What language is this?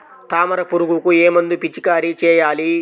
Telugu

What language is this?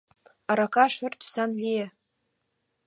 Mari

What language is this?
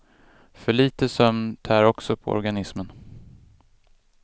Swedish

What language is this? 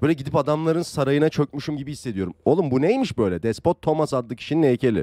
Turkish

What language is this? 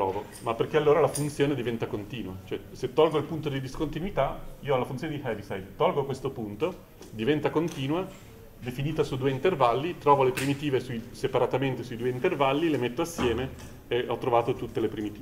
Italian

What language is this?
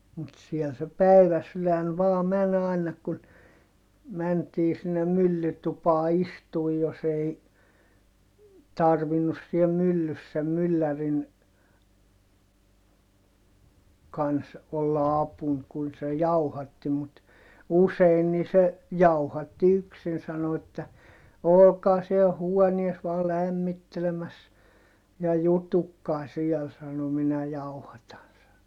Finnish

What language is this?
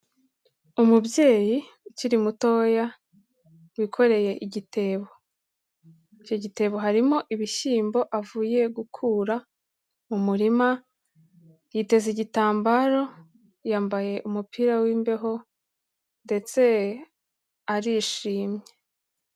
Kinyarwanda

